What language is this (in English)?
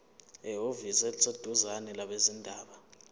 Zulu